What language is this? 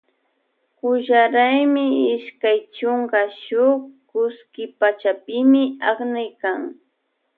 Loja Highland Quichua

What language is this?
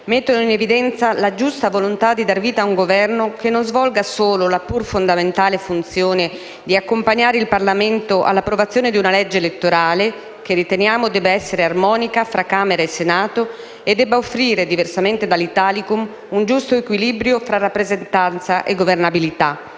Italian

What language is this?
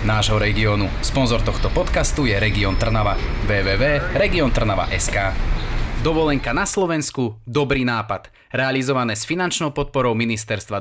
Slovak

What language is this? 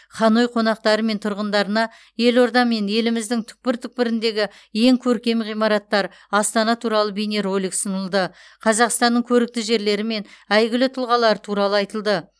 Kazakh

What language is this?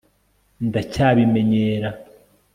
Kinyarwanda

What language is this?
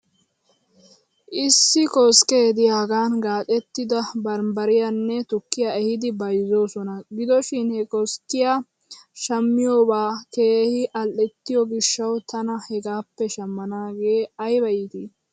Wolaytta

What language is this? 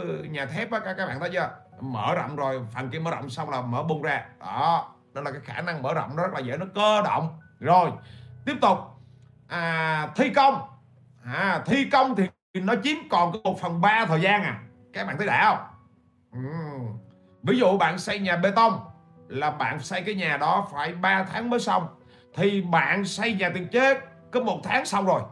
Vietnamese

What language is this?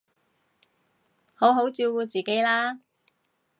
Cantonese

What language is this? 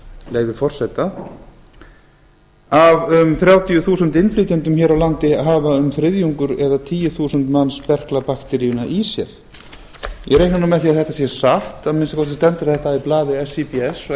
Icelandic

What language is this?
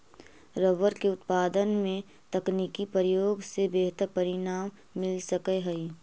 Magahi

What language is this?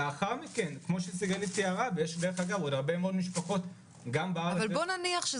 Hebrew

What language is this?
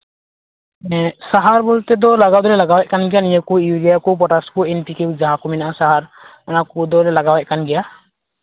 Santali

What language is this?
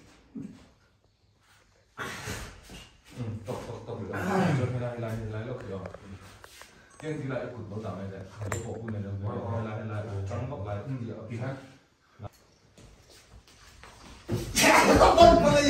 Thai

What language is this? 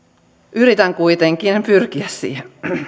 Finnish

